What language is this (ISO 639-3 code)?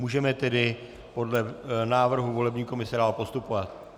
ces